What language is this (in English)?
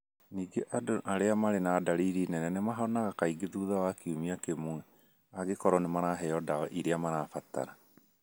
Kikuyu